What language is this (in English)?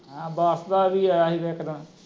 Punjabi